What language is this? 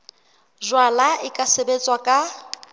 Southern Sotho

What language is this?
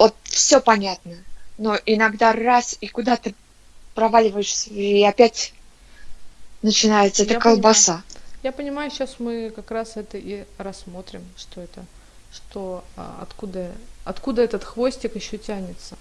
Russian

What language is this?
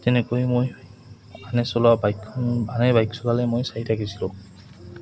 Assamese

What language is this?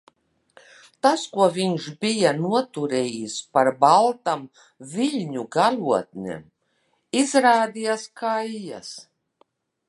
Latvian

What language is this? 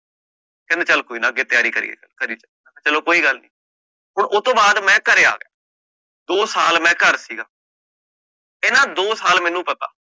Punjabi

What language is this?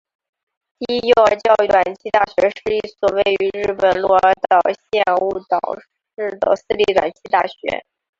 Chinese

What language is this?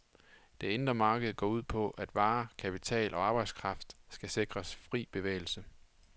Danish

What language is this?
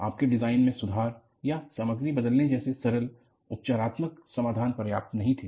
Hindi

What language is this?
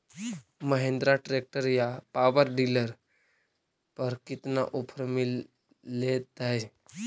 Magahi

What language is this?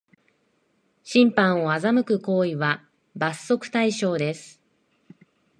Japanese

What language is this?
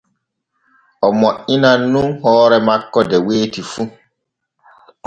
Borgu Fulfulde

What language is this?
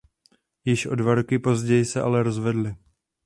Czech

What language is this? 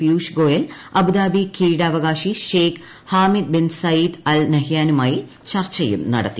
Malayalam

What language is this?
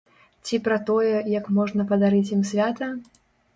Belarusian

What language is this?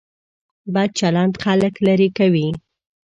Pashto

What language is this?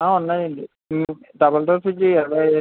Telugu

